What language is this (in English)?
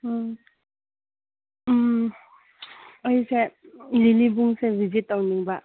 Manipuri